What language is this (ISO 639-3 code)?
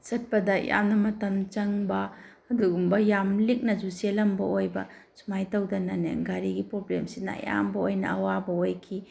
mni